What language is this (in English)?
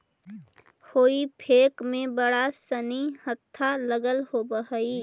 Magahi